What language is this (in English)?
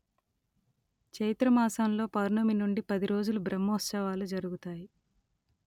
Telugu